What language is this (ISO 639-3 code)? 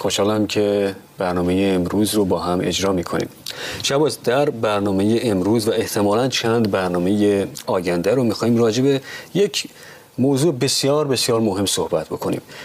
fas